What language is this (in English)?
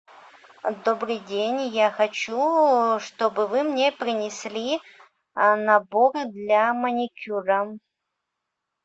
Russian